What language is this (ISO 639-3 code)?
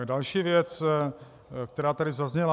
ces